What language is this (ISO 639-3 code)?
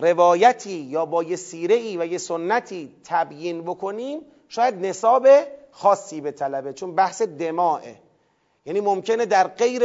fas